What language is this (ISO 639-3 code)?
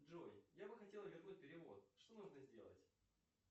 rus